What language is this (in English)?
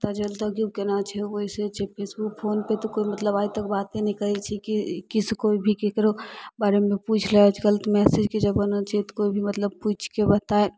Maithili